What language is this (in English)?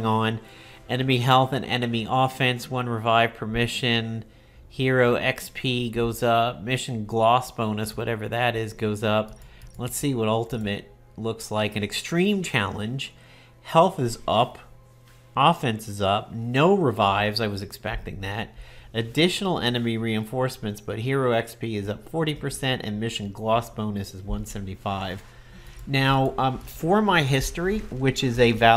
English